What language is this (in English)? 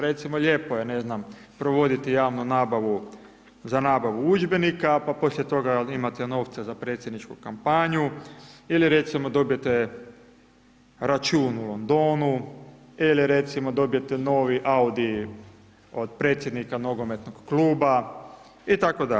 Croatian